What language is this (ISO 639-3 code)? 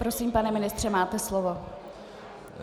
ces